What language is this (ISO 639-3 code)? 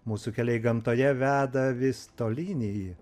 lit